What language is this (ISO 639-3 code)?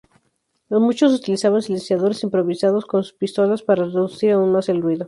spa